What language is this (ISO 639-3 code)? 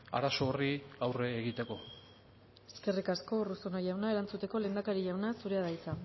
eus